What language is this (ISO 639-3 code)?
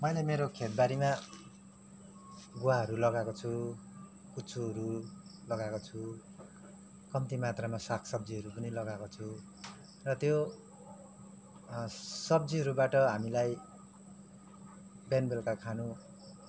nep